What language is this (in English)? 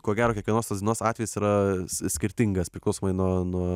Lithuanian